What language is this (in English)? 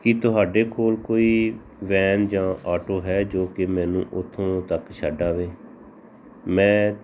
Punjabi